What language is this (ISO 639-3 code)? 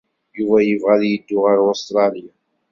kab